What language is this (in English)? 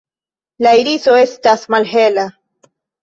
Esperanto